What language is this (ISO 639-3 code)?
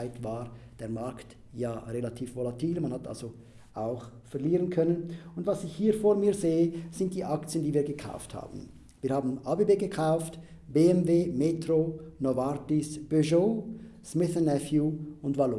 deu